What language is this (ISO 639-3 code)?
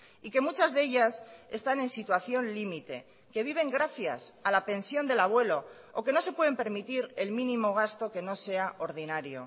spa